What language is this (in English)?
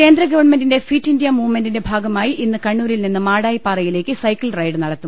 Malayalam